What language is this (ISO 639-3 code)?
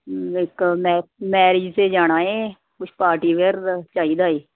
pan